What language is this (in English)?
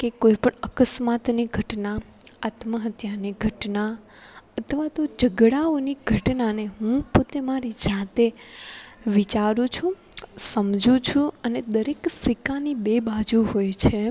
Gujarati